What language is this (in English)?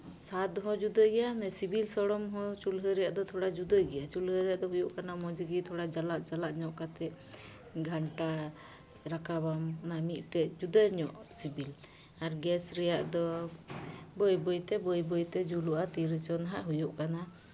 Santali